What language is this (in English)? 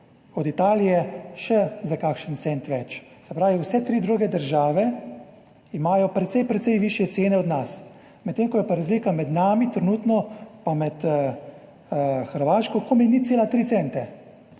Slovenian